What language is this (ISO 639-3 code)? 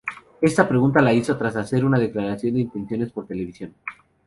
spa